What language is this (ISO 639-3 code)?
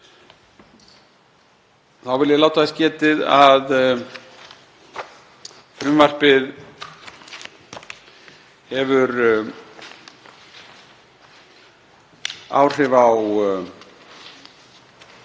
isl